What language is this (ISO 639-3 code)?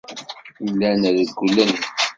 kab